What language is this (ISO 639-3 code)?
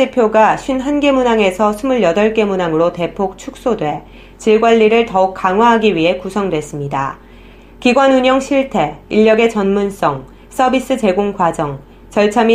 kor